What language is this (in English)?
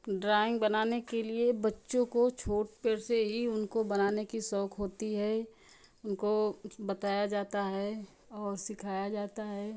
Hindi